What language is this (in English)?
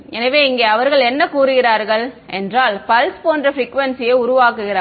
Tamil